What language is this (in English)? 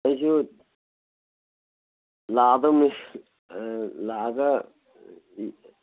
Manipuri